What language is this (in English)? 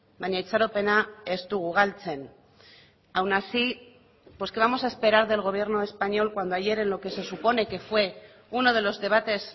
Spanish